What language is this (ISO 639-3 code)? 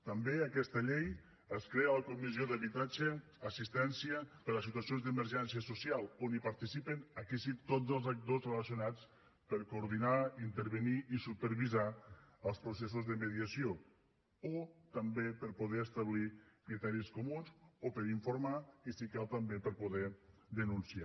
cat